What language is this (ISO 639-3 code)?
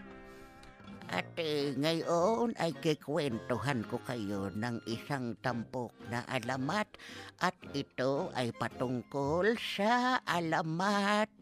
fil